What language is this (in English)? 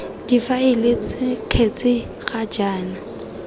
Tswana